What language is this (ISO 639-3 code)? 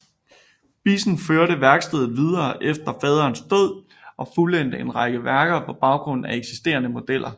dan